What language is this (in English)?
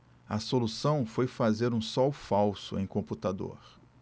Portuguese